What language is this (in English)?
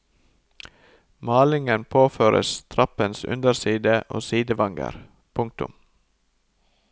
Norwegian